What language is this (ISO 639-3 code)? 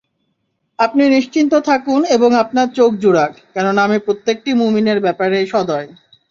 ben